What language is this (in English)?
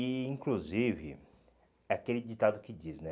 Portuguese